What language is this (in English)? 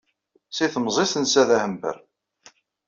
Kabyle